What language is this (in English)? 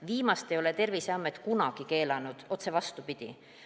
Estonian